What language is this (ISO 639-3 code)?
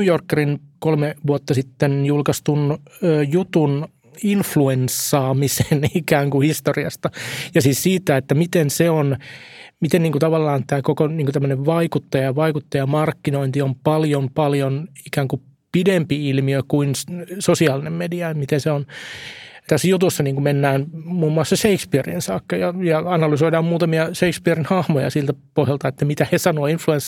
fin